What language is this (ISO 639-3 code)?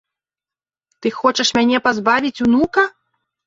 bel